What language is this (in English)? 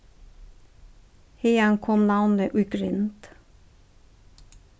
Faroese